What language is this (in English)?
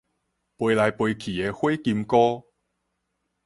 Min Nan Chinese